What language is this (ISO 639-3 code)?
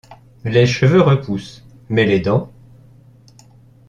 fra